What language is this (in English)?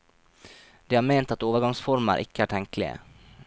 Norwegian